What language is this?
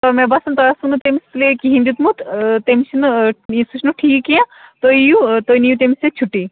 Kashmiri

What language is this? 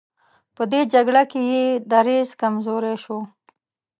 Pashto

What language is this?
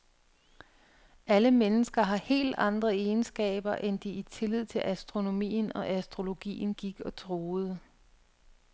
Danish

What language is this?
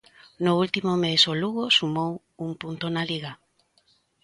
Galician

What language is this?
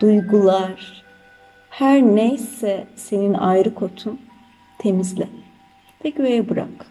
Turkish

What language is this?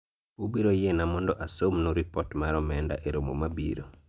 Luo (Kenya and Tanzania)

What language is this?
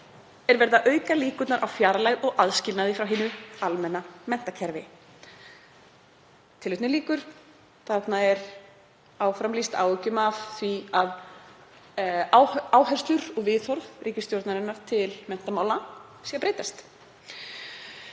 Icelandic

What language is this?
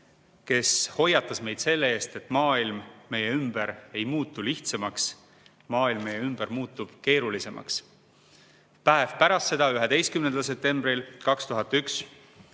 Estonian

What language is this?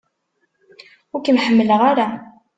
Kabyle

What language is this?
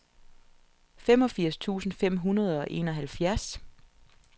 Danish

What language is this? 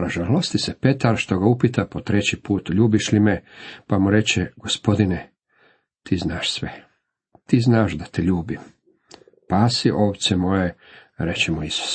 Croatian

